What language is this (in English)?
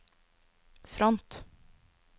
Norwegian